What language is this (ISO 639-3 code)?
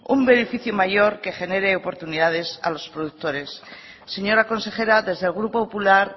spa